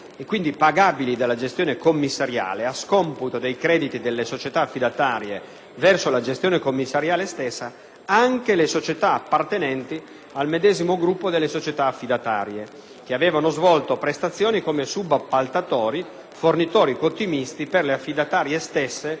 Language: Italian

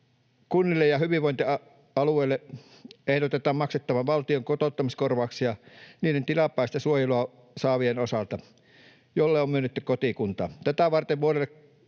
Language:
Finnish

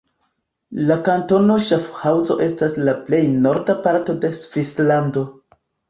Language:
Esperanto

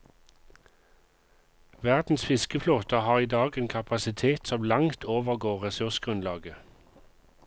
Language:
Norwegian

